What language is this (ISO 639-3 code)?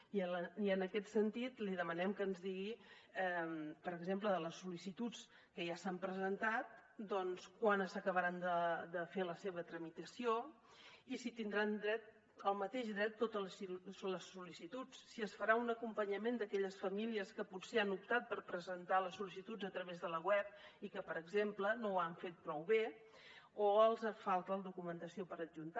cat